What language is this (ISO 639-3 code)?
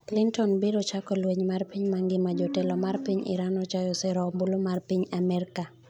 luo